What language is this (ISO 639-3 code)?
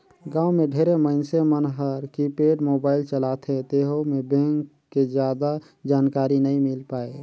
hne